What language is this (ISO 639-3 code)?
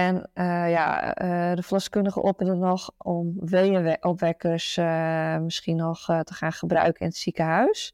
nld